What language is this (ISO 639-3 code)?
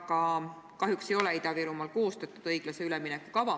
est